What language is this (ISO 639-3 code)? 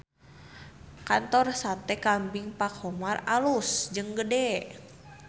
sun